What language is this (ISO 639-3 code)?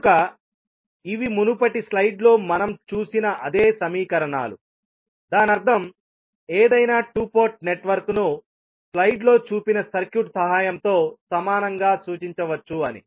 tel